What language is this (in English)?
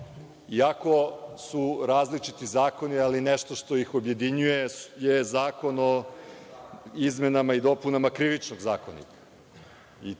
Serbian